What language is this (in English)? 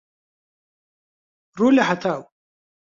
Central Kurdish